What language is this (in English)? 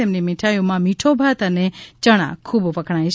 Gujarati